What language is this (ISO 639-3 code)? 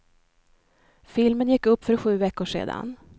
swe